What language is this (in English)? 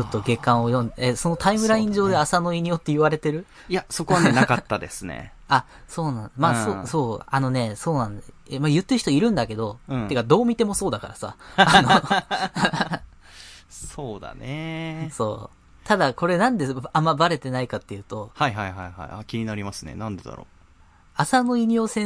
Japanese